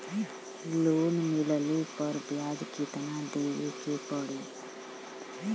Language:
Bhojpuri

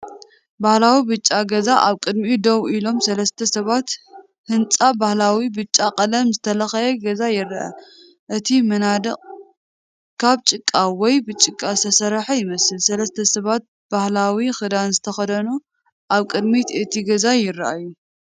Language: Tigrinya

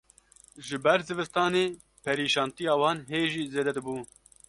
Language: Kurdish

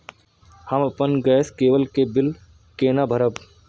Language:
Maithili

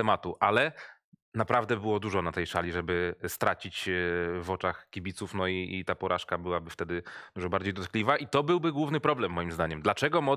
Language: Polish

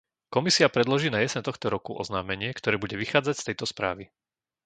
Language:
Slovak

